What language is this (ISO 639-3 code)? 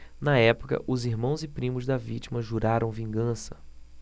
por